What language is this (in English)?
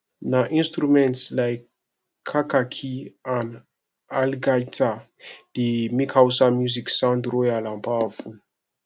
Nigerian Pidgin